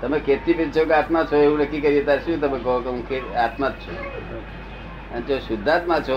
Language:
Gujarati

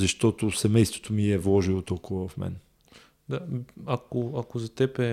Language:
Bulgarian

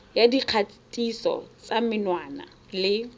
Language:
Tswana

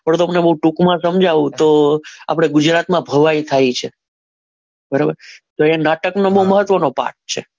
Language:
Gujarati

